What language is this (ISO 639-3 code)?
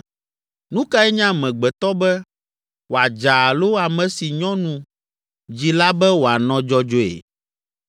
ewe